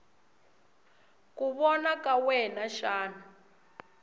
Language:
Tsonga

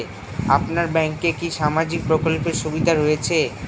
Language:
Bangla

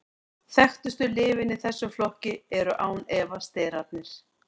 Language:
Icelandic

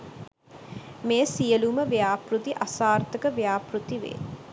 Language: Sinhala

